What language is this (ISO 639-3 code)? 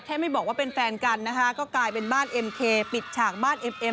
tha